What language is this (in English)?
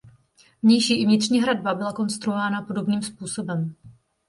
Czech